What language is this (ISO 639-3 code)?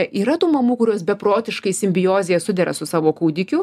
lit